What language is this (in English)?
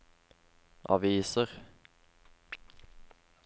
Norwegian